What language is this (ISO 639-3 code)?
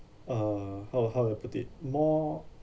eng